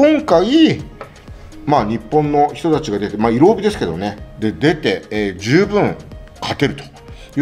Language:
Japanese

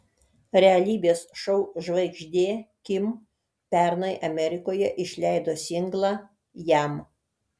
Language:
Lithuanian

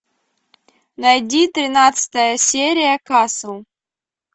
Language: Russian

